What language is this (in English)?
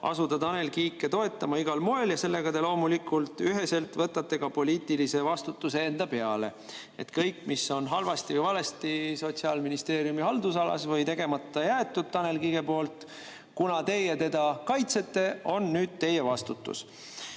Estonian